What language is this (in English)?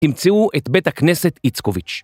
Hebrew